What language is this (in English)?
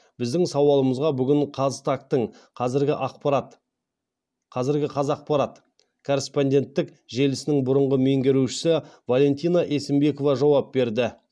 Kazakh